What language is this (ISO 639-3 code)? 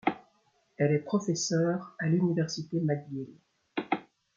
fra